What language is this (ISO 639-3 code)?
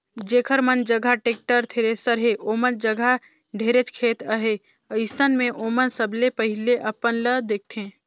hne